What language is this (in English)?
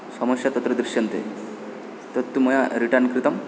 Sanskrit